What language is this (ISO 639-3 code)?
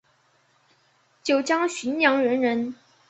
zho